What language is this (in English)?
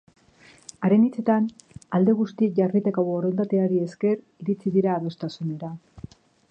Basque